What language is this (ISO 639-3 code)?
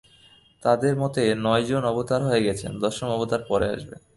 ben